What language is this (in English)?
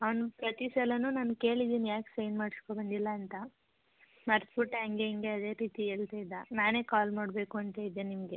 Kannada